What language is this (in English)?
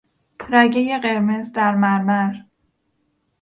Persian